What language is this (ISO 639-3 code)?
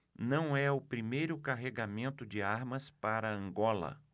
por